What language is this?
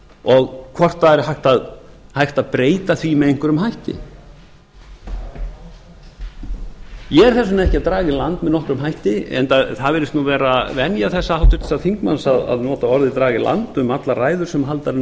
Icelandic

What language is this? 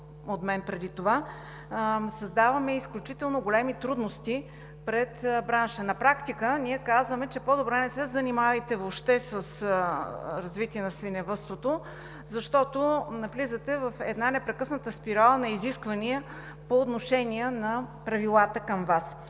Bulgarian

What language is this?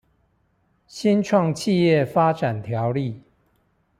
Chinese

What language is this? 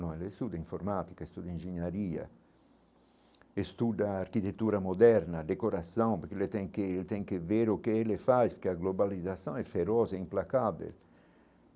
Portuguese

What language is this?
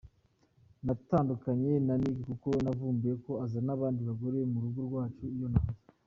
Kinyarwanda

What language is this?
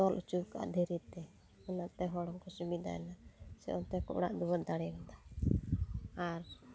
Santali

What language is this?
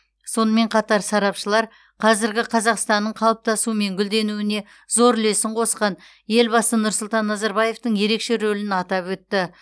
Kazakh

